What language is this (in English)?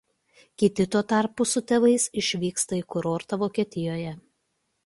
Lithuanian